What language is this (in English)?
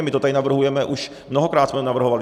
Czech